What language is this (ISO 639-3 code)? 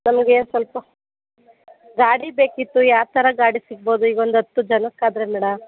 kan